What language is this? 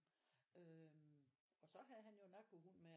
Danish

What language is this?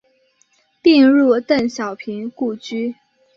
Chinese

